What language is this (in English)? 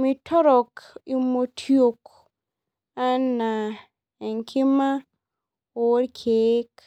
Masai